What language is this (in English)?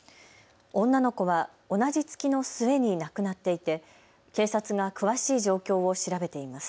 Japanese